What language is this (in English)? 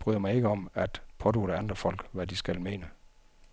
Danish